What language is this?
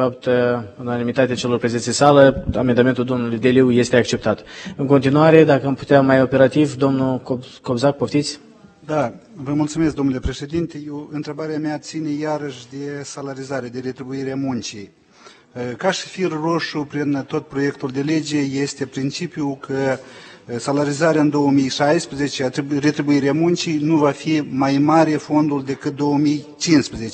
Romanian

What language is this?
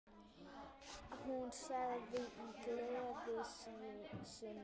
Icelandic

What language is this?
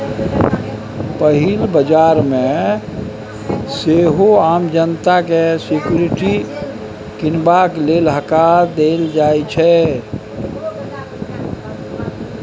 Maithili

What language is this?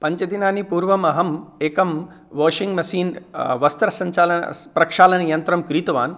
Sanskrit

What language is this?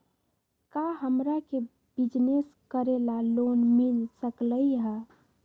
Magahi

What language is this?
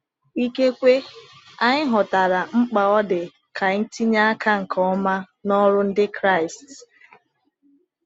Igbo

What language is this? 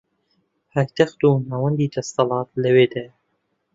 Central Kurdish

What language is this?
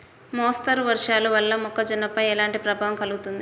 Telugu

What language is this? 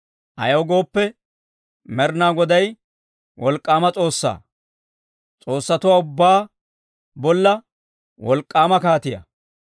Dawro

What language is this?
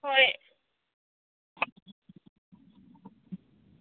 Manipuri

